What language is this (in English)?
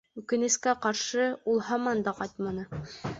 Bashkir